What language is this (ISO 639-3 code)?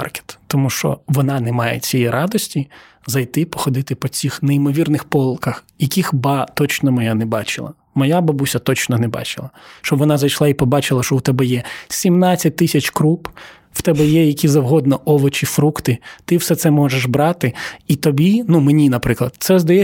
ukr